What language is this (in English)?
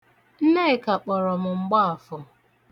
Igbo